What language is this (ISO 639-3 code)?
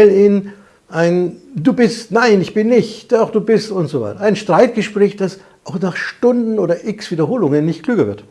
deu